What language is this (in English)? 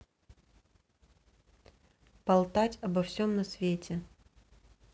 Russian